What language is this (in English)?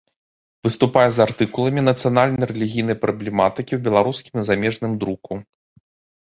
Belarusian